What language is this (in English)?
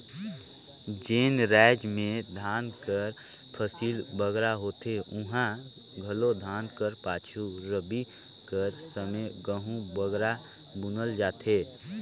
Chhattisgarhi